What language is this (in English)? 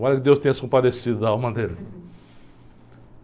Portuguese